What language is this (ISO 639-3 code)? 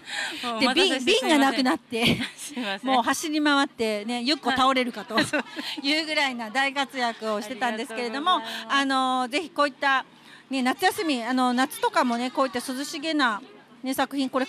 jpn